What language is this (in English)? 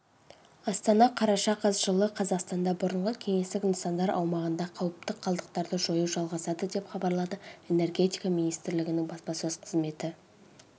Kazakh